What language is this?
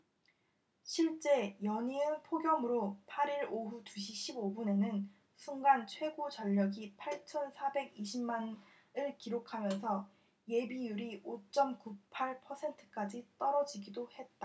Korean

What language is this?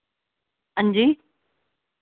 Dogri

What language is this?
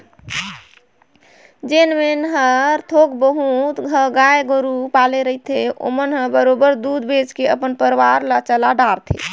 Chhattisgarhi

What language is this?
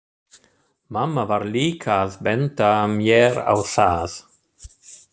Icelandic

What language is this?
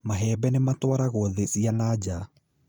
Kikuyu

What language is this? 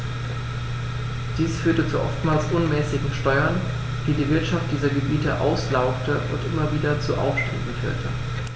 German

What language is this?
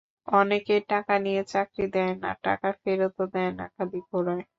Bangla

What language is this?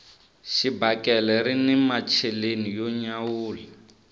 Tsonga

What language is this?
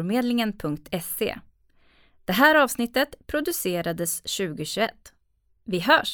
Swedish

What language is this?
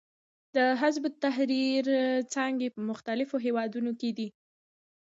Pashto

